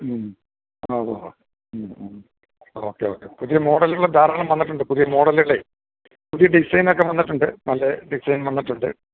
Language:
Malayalam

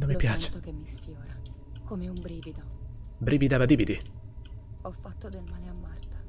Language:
Italian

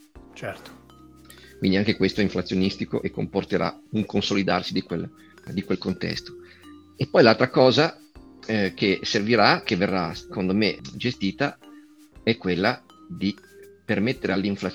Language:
Italian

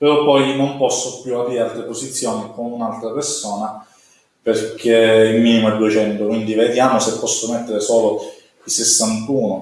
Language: Italian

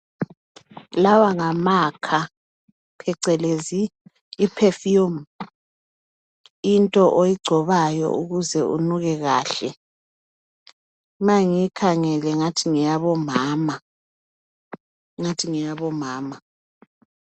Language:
North Ndebele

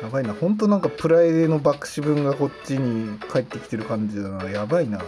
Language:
Japanese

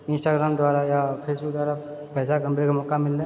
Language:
Maithili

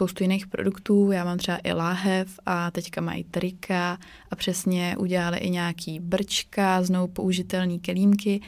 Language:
Czech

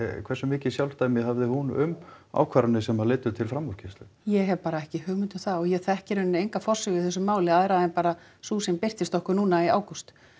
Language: Icelandic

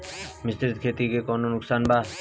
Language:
Bhojpuri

